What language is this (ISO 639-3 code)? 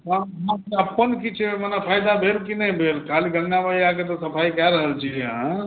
mai